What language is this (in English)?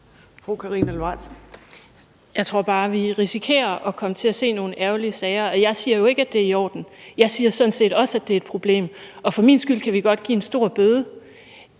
Danish